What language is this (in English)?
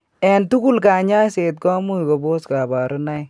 Kalenjin